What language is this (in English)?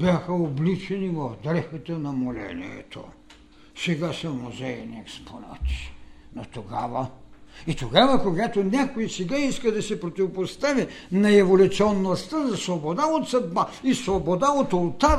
Bulgarian